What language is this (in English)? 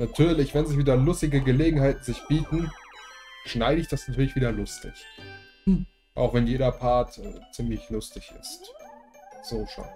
German